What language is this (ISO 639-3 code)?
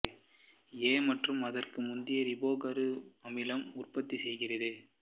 tam